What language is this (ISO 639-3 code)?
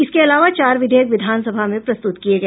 hin